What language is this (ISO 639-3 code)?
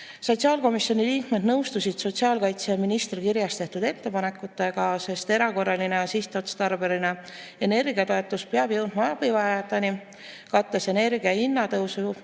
est